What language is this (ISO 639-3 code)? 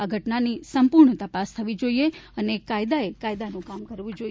guj